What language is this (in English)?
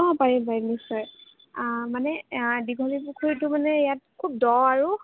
Assamese